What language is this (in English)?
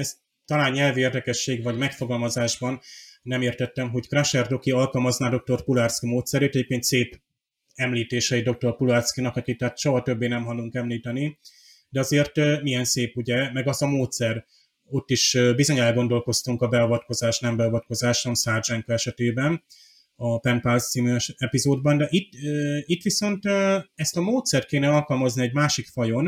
Hungarian